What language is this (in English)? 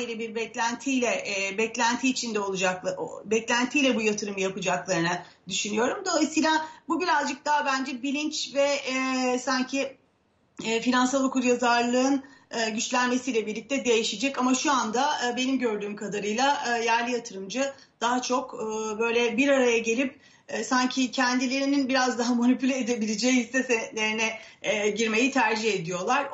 Turkish